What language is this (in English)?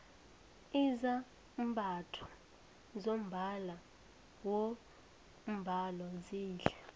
South Ndebele